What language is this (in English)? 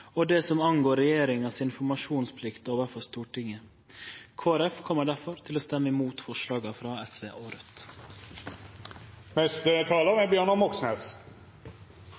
Norwegian Nynorsk